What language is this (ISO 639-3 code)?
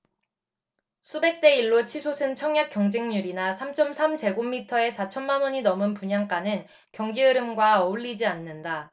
kor